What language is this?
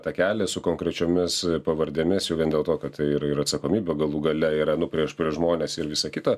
Lithuanian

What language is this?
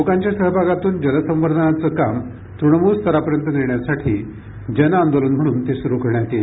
Marathi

